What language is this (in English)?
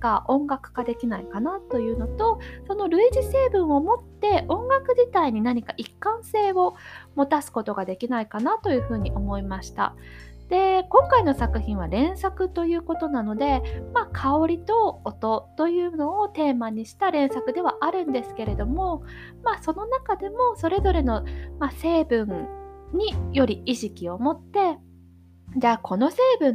Japanese